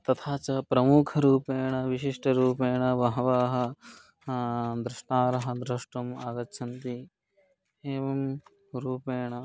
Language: Sanskrit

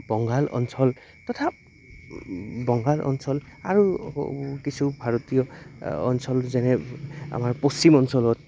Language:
Assamese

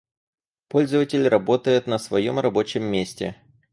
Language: Russian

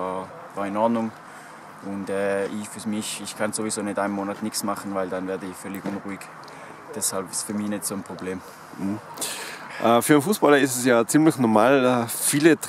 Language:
German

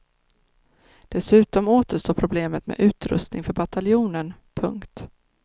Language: Swedish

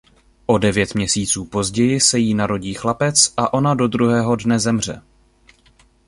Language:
Czech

